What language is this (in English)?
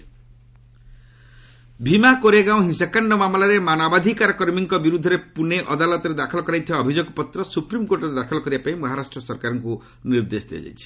Odia